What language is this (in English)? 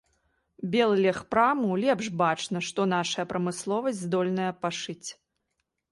Belarusian